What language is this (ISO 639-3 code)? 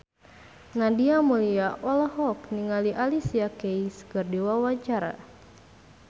sun